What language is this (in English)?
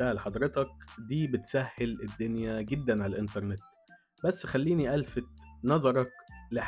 Arabic